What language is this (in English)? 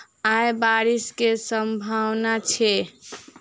Maithili